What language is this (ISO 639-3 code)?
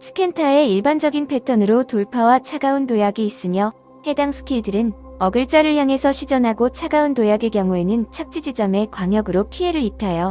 kor